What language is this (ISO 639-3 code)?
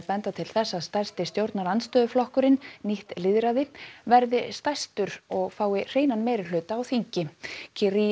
isl